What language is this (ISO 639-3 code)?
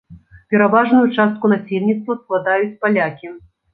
bel